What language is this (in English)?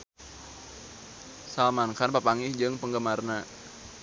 Sundanese